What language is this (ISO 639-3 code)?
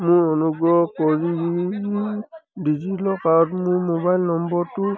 asm